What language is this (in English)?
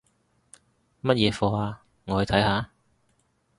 Cantonese